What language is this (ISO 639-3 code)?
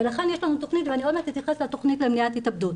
heb